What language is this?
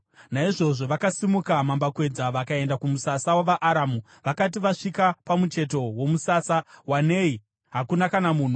Shona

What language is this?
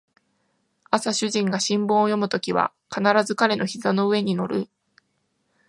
Japanese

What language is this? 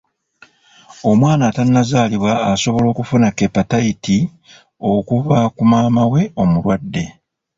Ganda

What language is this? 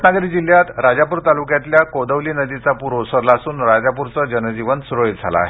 Marathi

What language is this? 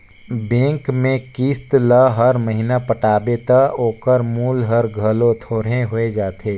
Chhattisgarhi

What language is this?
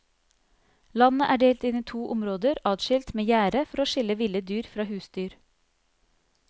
Norwegian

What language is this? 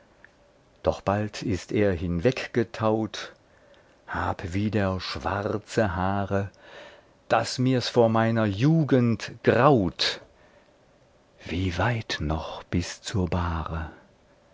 German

